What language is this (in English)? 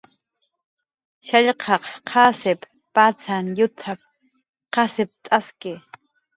Jaqaru